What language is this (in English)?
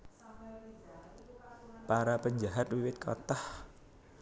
Javanese